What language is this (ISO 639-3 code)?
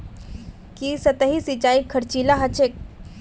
mag